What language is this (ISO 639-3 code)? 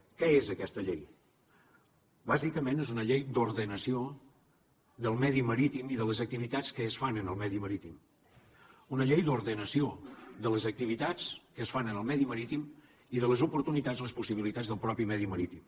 cat